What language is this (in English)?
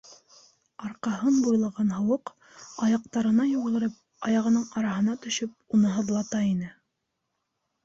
Bashkir